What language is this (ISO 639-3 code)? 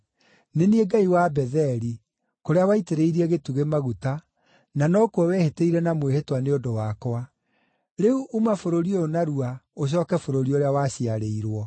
kik